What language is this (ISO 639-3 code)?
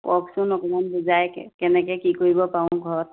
asm